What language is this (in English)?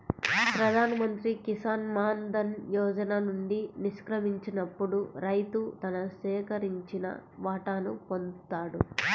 Telugu